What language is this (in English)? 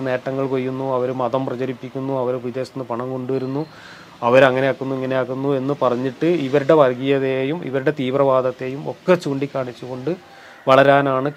Malayalam